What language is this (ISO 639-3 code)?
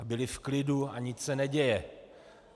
ces